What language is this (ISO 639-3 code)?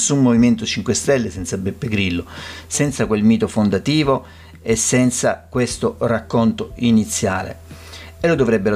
ita